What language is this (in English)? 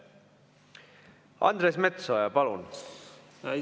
Estonian